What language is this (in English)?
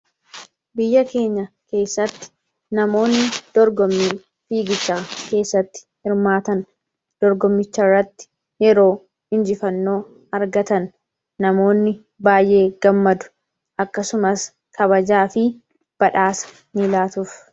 Oromo